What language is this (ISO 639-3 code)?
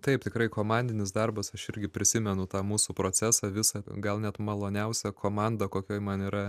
lit